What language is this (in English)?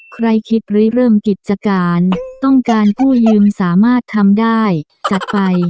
Thai